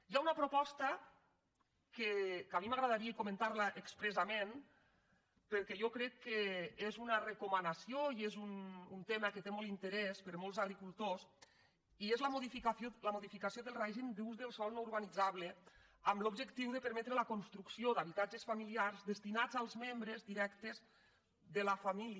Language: Catalan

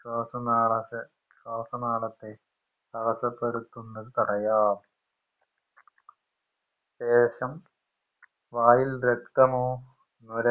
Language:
Malayalam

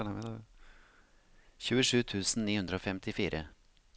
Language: Norwegian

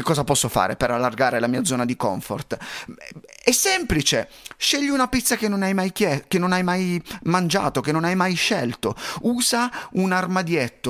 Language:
Italian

